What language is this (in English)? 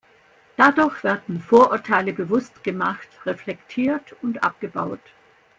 German